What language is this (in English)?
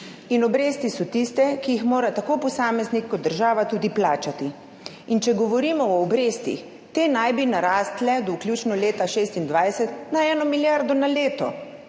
Slovenian